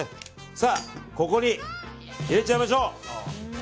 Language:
Japanese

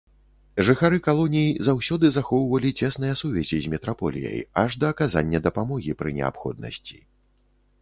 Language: Belarusian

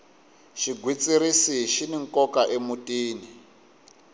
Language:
Tsonga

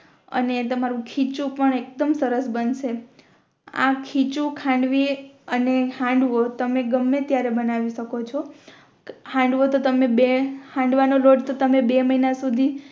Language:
Gujarati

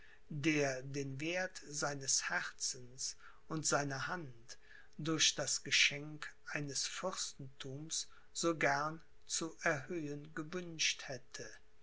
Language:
German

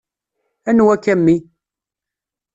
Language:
Kabyle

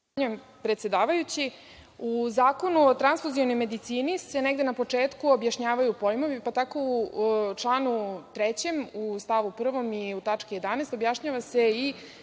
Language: Serbian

